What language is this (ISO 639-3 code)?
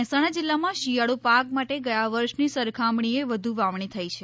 guj